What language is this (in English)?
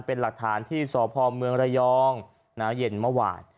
Thai